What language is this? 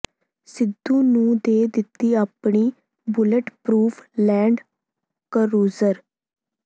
Punjabi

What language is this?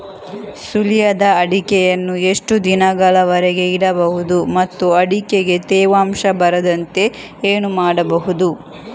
Kannada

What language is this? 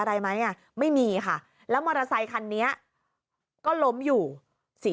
Thai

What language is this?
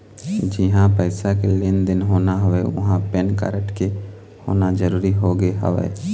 Chhattisgarhi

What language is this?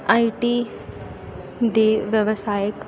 Punjabi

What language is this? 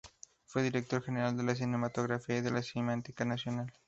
Spanish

